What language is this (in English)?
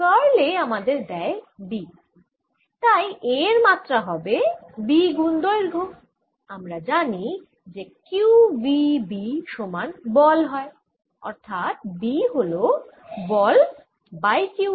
Bangla